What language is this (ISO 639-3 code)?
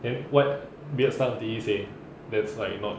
eng